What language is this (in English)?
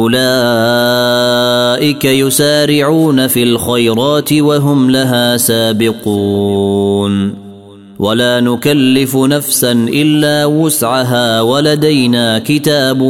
Arabic